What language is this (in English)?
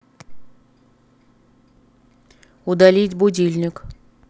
Russian